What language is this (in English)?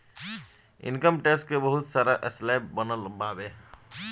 Bhojpuri